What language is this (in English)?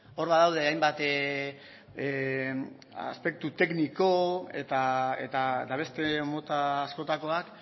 Basque